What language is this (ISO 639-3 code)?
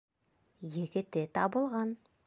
bak